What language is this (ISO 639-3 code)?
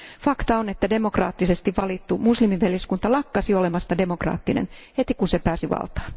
fin